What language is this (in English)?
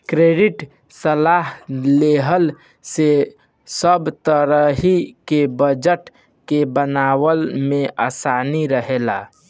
Bhojpuri